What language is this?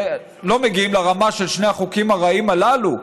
Hebrew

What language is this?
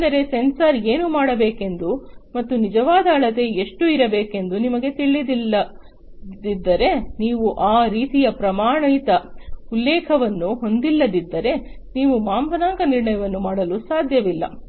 Kannada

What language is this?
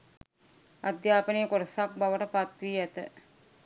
Sinhala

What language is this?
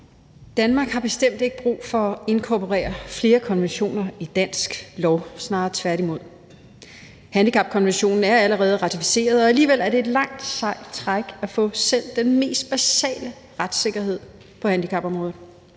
Danish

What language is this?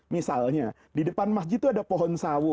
Indonesian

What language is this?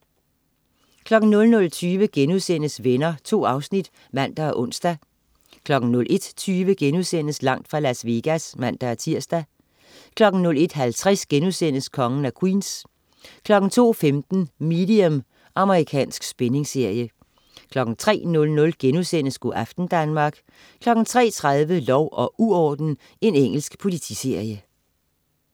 Danish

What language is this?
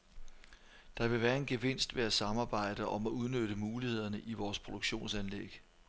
Danish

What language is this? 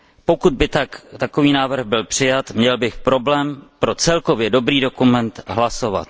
Czech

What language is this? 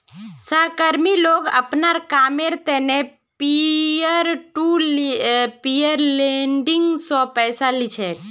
Magahi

